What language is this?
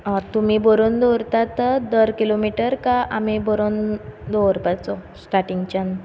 Konkani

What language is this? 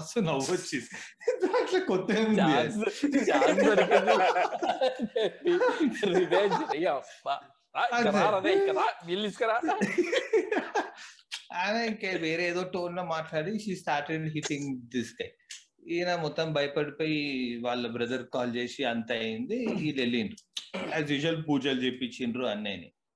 Telugu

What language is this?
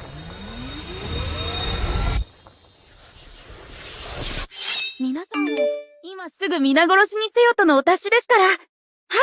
Japanese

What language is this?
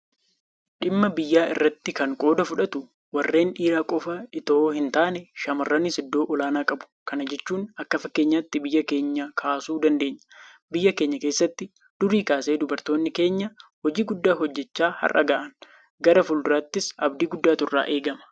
Oromo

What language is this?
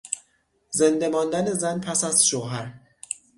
Persian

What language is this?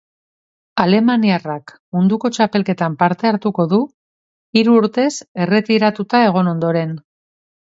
Basque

